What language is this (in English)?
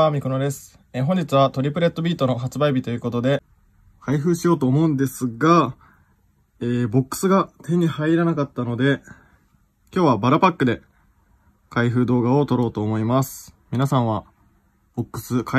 Japanese